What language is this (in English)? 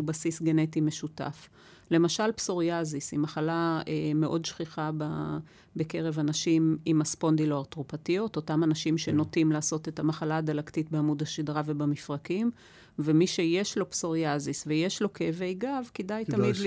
Hebrew